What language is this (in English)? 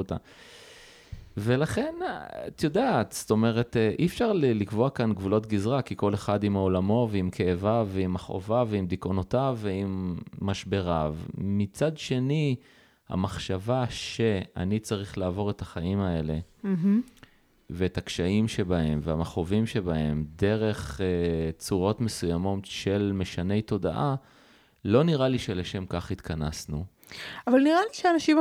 Hebrew